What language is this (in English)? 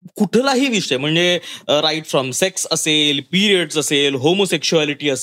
Marathi